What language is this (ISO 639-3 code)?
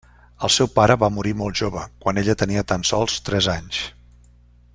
cat